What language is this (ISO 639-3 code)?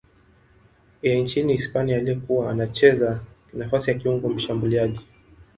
swa